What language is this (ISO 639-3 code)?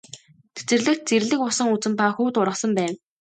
mon